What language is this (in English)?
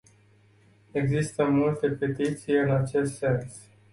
Romanian